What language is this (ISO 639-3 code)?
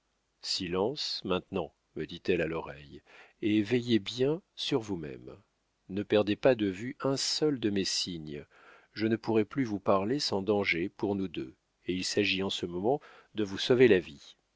fra